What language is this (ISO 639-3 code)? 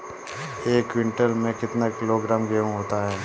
hin